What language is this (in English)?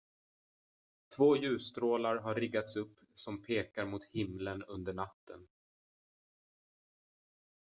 Swedish